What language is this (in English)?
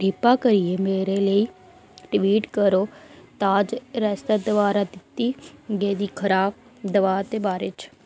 Dogri